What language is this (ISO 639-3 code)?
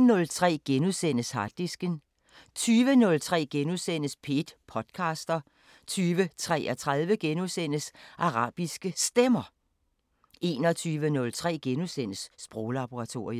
dan